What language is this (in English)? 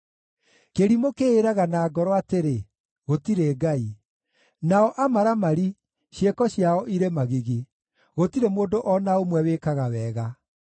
Kikuyu